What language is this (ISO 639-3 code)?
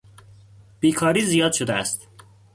fas